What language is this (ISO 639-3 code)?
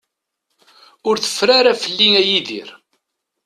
kab